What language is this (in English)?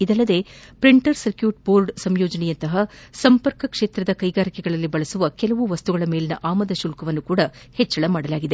Kannada